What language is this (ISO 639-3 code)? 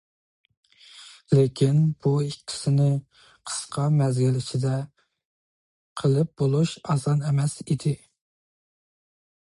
uig